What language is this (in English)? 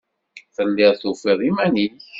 Kabyle